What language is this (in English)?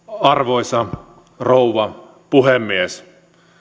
Finnish